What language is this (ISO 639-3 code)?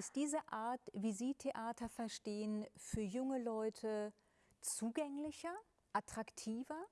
deu